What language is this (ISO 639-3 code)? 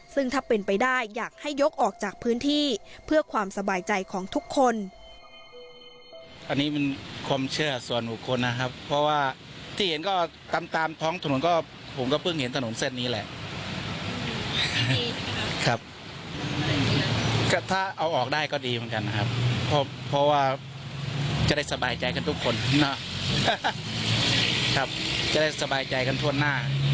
tha